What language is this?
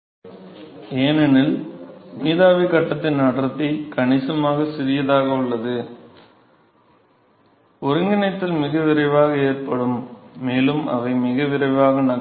Tamil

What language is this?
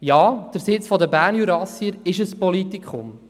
Swiss German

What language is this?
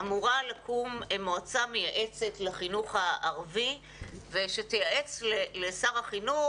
Hebrew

